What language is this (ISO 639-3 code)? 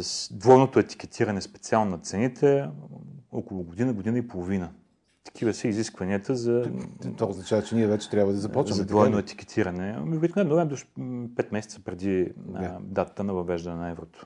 bul